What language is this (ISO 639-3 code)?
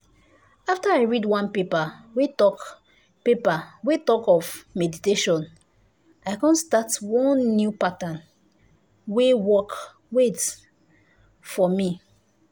pcm